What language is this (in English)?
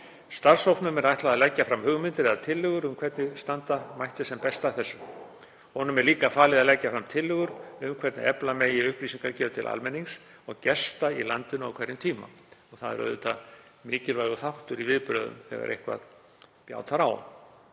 Icelandic